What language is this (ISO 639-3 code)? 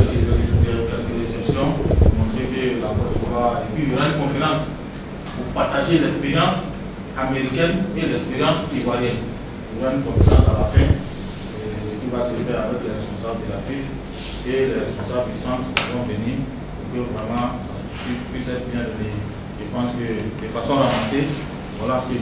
fra